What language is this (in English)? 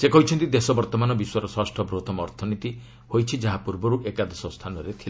Odia